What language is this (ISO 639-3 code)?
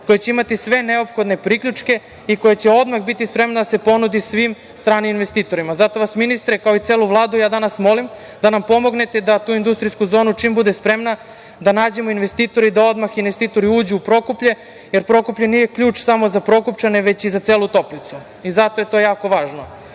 srp